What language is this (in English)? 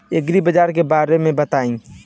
Bhojpuri